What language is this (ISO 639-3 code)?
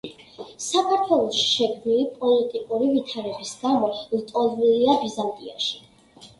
kat